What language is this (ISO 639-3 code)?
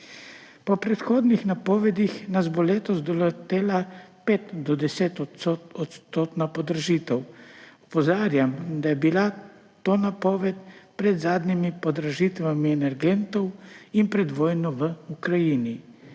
slv